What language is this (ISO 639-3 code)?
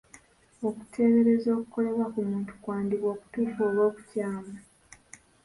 lug